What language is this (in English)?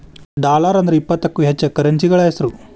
Kannada